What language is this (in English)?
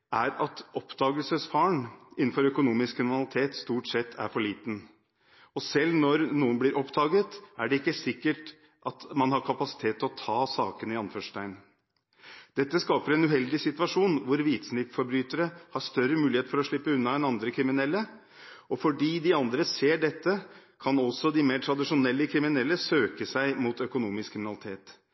Norwegian Bokmål